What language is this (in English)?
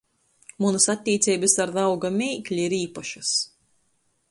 Latgalian